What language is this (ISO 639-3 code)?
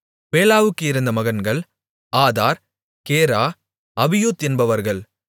tam